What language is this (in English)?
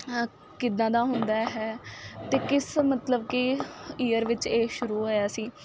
Punjabi